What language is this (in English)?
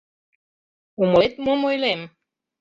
Mari